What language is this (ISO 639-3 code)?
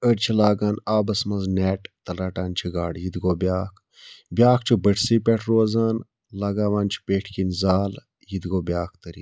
kas